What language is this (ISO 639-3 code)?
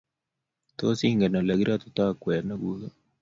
kln